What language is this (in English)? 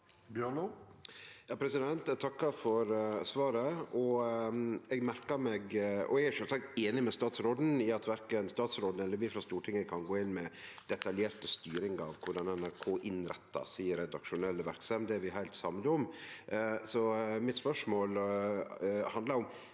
Norwegian